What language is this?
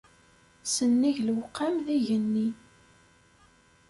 Kabyle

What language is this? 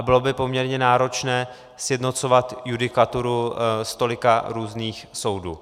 Czech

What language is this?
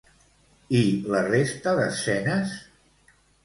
Catalan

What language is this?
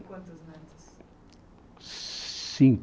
Portuguese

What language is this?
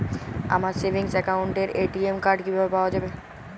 Bangla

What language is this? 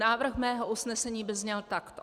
Czech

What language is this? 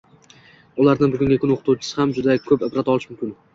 Uzbek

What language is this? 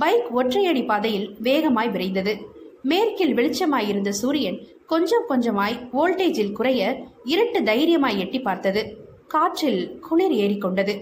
Tamil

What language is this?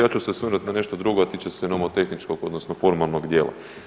Croatian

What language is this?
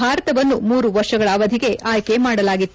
Kannada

